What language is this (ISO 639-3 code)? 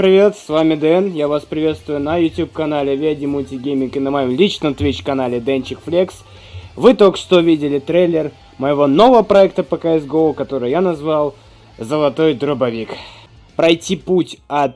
rus